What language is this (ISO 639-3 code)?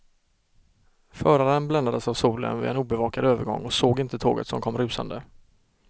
swe